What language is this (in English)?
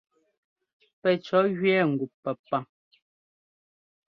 Ngomba